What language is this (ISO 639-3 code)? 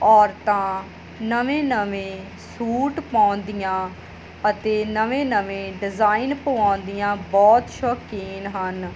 pan